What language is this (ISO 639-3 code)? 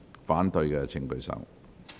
yue